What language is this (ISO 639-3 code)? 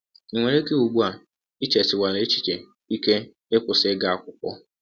ibo